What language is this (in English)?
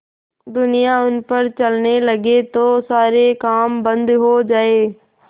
Hindi